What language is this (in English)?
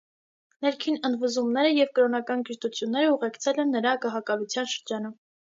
Armenian